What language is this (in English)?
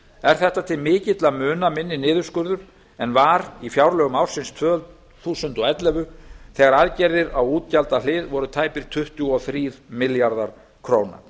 Icelandic